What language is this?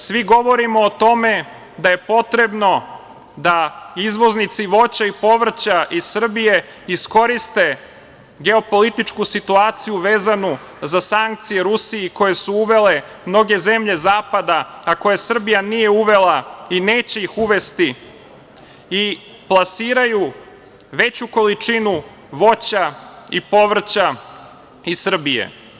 Serbian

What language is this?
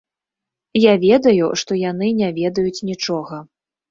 Belarusian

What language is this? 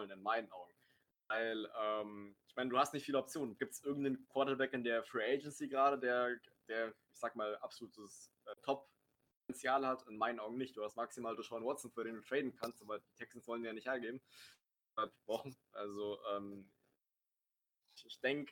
German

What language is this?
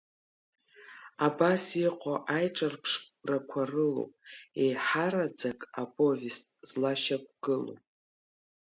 Abkhazian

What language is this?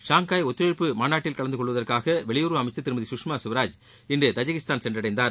Tamil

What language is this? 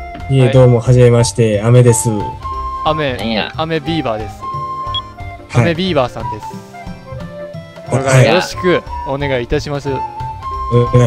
Japanese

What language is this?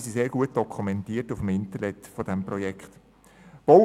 Swiss German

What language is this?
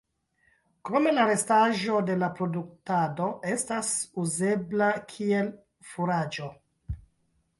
Esperanto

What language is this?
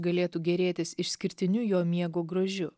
Lithuanian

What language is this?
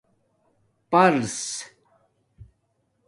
Domaaki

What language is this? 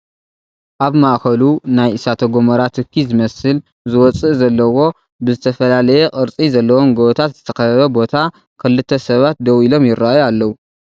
Tigrinya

